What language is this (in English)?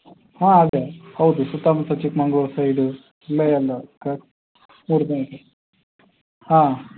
Kannada